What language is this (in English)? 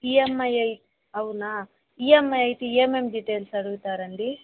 Telugu